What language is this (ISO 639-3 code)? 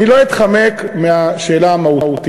heb